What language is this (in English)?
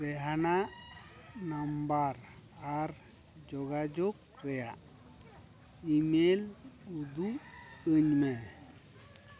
Santali